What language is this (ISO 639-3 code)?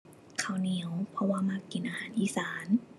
tha